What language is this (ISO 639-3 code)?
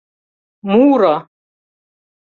chm